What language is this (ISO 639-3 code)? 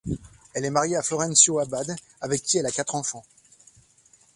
fra